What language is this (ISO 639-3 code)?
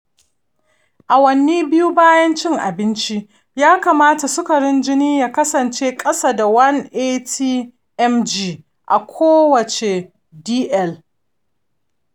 hau